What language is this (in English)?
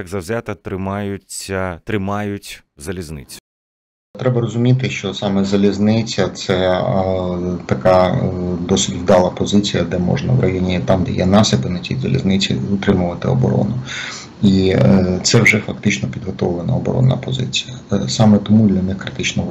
Ukrainian